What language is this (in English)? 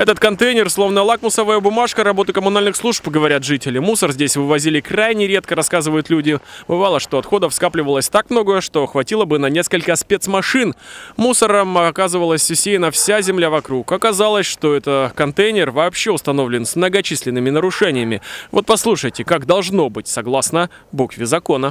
Russian